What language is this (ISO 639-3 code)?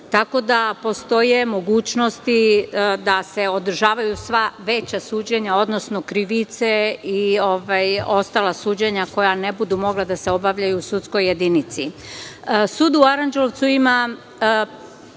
srp